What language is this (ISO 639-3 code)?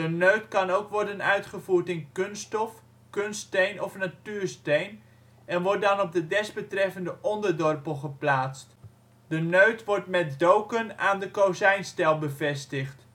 nld